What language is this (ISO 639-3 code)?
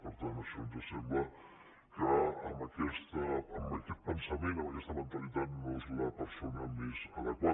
cat